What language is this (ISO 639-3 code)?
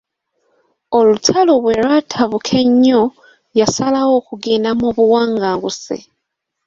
lug